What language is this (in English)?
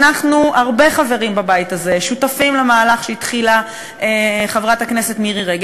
Hebrew